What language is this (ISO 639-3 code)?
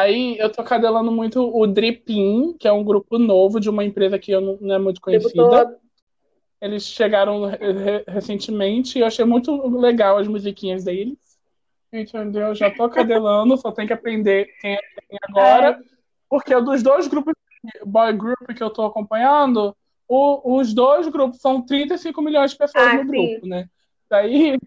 por